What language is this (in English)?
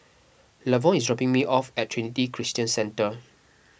English